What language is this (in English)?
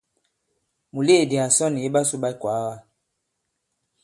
Bankon